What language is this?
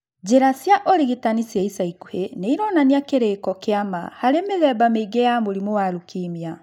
Kikuyu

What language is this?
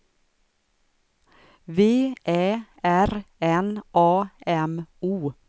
Swedish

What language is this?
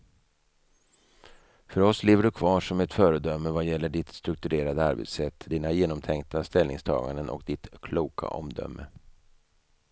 Swedish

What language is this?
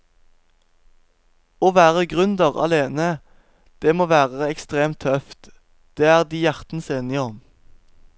Norwegian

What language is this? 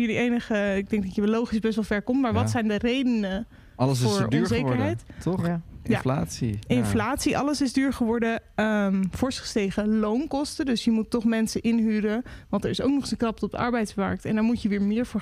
Dutch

